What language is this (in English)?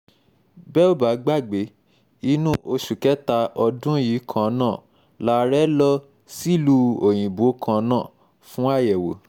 Yoruba